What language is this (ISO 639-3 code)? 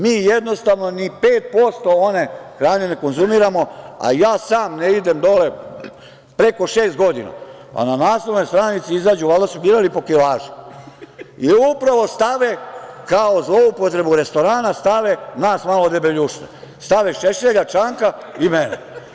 srp